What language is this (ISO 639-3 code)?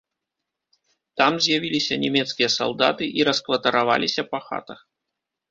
bel